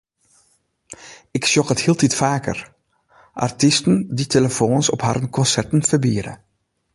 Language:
Western Frisian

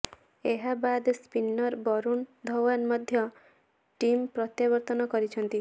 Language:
Odia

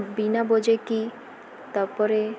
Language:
Odia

